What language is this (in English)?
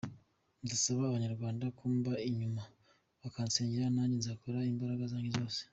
Kinyarwanda